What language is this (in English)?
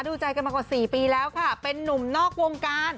Thai